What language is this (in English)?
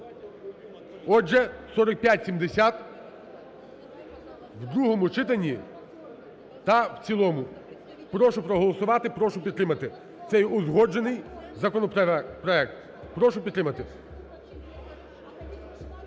Ukrainian